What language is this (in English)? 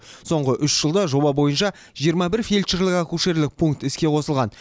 Kazakh